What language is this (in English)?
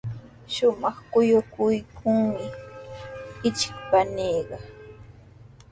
Sihuas Ancash Quechua